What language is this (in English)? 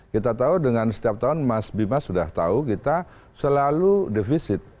Indonesian